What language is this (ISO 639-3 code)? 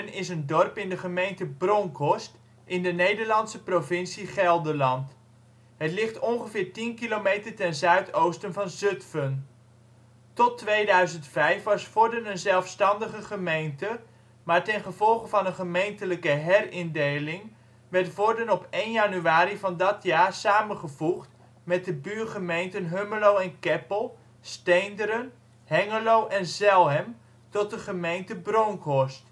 nld